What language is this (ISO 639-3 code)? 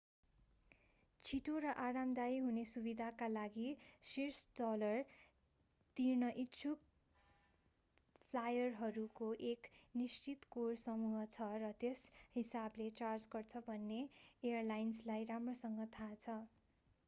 nep